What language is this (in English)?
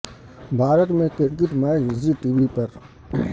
Urdu